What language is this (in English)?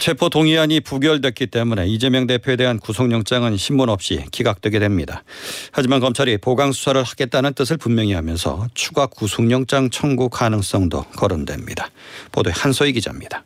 Korean